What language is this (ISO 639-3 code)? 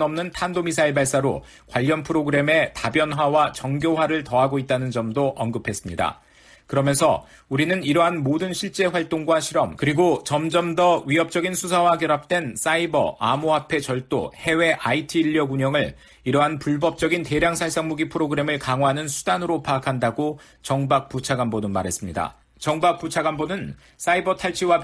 kor